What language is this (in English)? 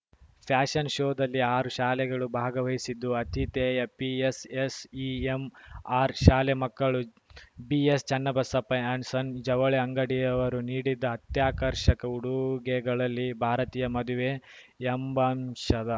Kannada